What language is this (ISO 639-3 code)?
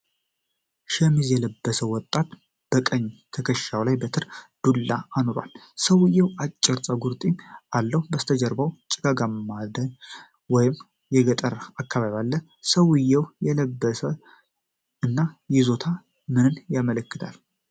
amh